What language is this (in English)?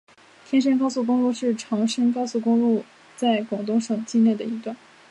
Chinese